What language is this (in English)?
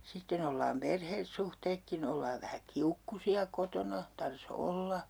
Finnish